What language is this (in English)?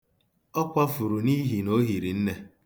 Igbo